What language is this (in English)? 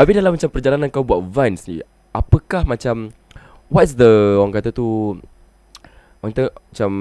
Malay